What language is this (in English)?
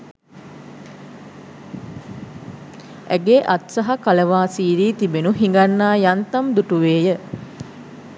Sinhala